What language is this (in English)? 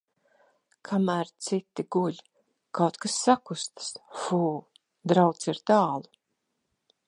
Latvian